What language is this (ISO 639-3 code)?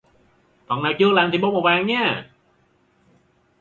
vie